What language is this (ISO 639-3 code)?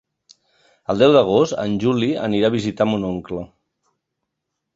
cat